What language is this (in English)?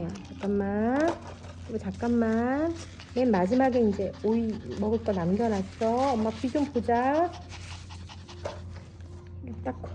Korean